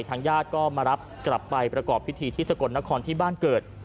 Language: Thai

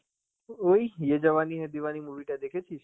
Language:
Bangla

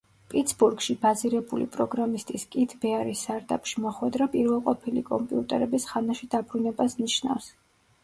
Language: Georgian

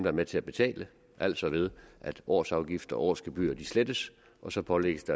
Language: Danish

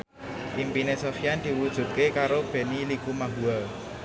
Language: Javanese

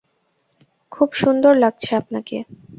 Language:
Bangla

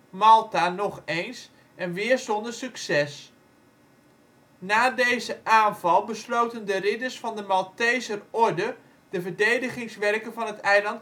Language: Dutch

